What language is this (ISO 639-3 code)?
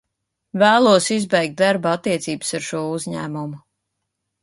lav